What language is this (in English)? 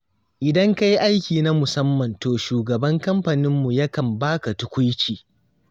Hausa